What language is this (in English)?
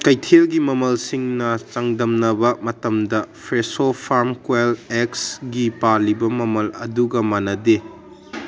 Manipuri